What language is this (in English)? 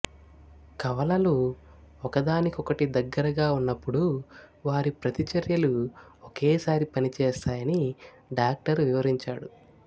Telugu